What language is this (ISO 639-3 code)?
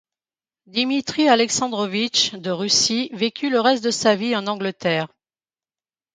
fra